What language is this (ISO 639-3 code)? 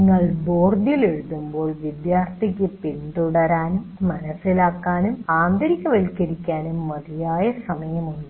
mal